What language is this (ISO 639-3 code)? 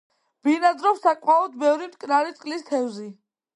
kat